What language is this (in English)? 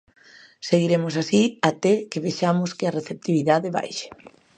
Galician